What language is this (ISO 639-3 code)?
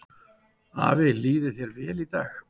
isl